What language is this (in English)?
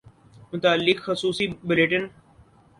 Urdu